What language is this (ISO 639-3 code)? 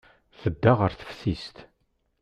kab